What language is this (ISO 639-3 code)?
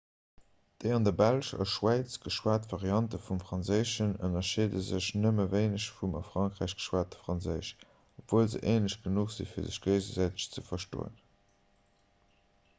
ltz